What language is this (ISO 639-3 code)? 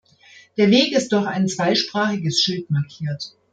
deu